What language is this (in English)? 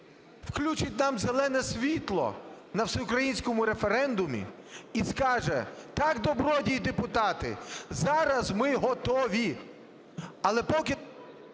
Ukrainian